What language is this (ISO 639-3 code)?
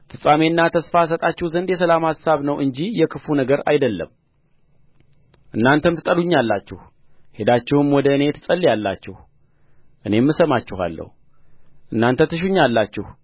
amh